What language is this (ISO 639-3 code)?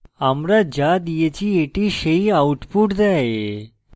ben